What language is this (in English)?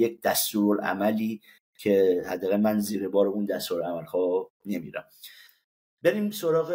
Persian